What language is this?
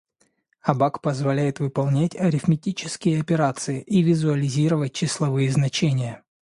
Russian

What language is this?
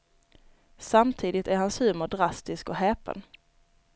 Swedish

